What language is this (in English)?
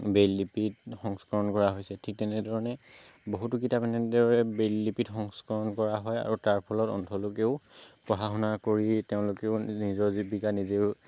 Assamese